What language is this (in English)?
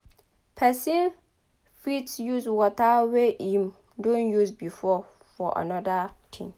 Nigerian Pidgin